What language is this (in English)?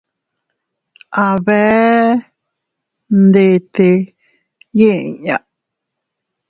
Teutila Cuicatec